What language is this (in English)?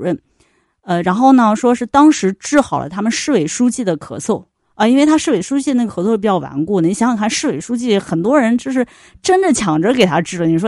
Chinese